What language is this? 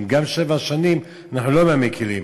Hebrew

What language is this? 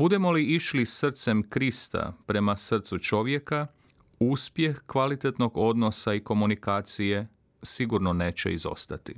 Croatian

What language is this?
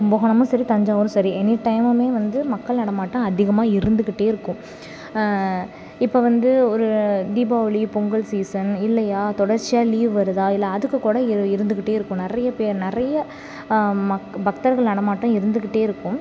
Tamil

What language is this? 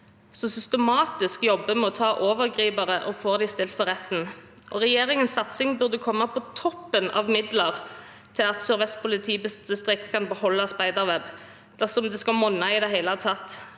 Norwegian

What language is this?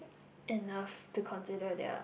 English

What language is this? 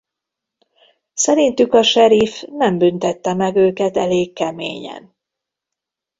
Hungarian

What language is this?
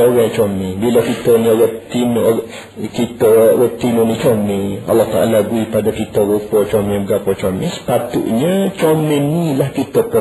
Malay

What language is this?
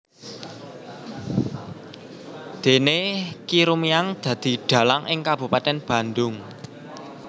Javanese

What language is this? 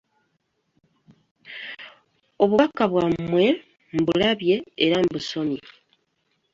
Ganda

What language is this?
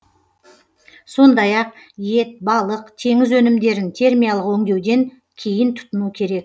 Kazakh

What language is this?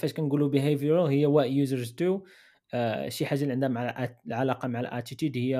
Arabic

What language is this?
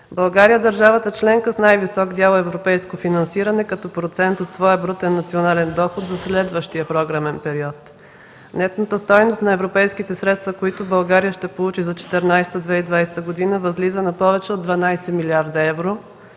Bulgarian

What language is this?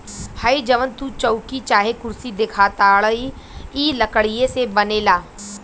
Bhojpuri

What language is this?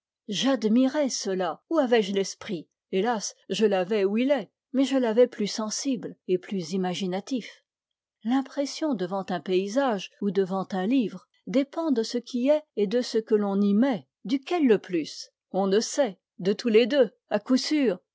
French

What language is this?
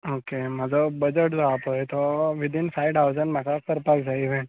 Konkani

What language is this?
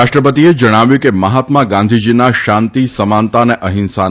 Gujarati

